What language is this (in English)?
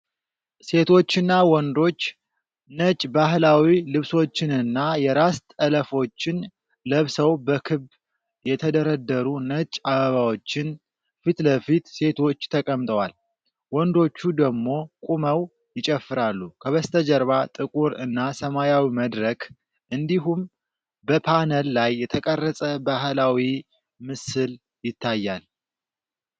Amharic